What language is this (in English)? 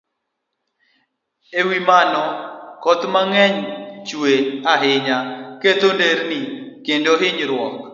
Luo (Kenya and Tanzania)